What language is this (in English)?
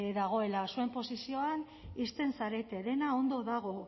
Basque